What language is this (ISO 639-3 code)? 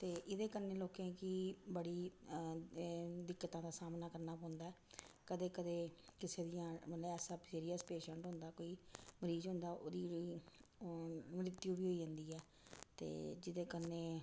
doi